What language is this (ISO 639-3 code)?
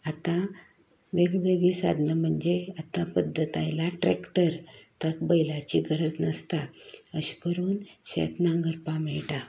kok